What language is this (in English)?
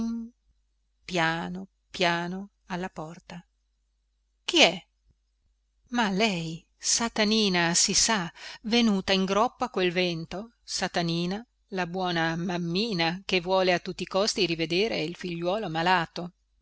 Italian